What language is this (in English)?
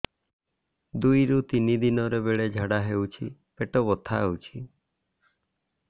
Odia